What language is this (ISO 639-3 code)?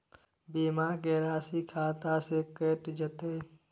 mai